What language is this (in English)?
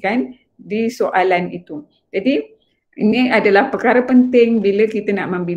Malay